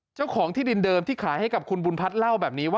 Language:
Thai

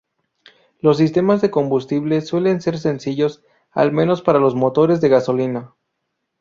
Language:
Spanish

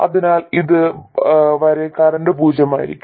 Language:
Malayalam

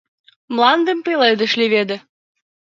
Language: Mari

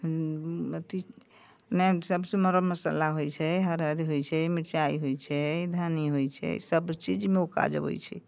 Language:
Maithili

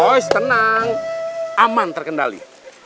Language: Indonesian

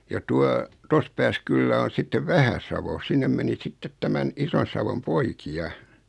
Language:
Finnish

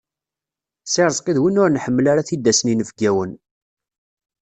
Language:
Kabyle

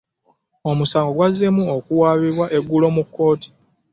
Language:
Ganda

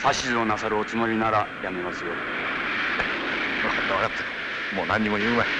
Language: Japanese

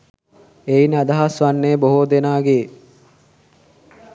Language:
Sinhala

